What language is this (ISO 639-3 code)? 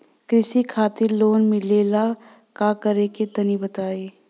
bho